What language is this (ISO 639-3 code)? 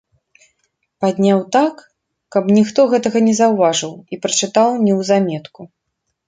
bel